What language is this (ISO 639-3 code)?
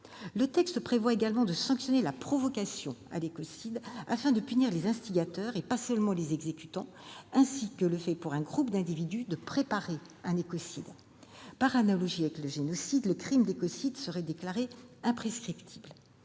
fra